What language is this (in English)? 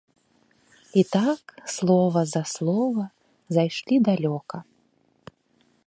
Belarusian